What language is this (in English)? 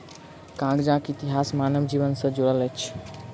Maithili